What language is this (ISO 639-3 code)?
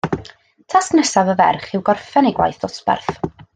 cym